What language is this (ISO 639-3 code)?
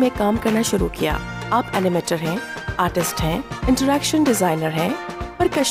hin